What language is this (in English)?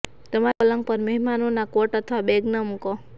Gujarati